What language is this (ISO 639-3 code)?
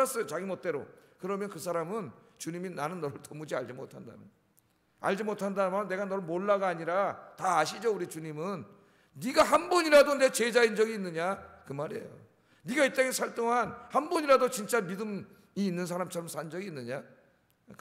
kor